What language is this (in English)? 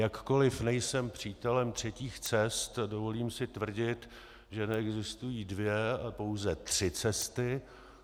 Czech